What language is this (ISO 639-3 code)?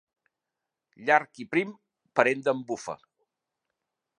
cat